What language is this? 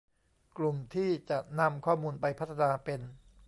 Thai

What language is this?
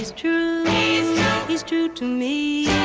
English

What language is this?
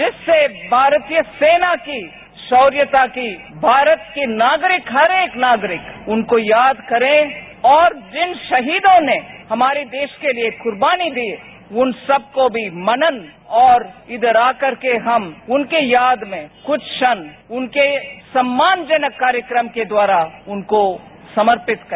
Hindi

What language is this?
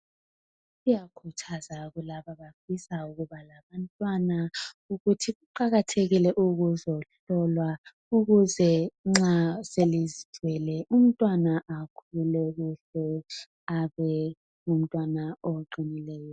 North Ndebele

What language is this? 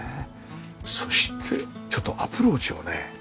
Japanese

